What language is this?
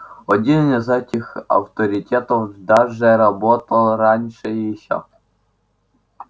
Russian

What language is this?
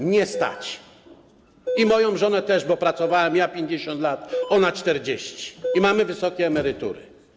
Polish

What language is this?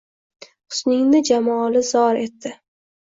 Uzbek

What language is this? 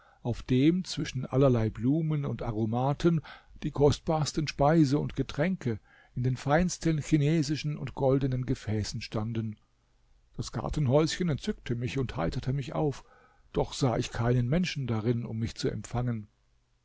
German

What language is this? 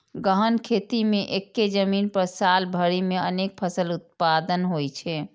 Maithili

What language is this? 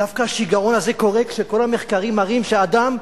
Hebrew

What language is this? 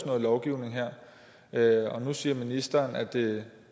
Danish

